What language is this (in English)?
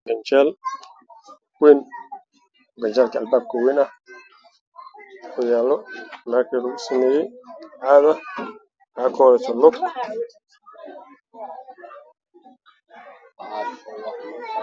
Somali